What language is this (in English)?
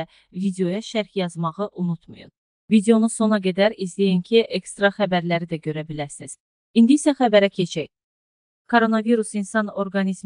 Turkish